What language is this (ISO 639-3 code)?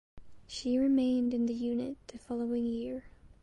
eng